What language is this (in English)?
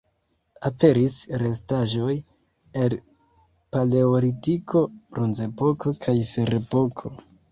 Esperanto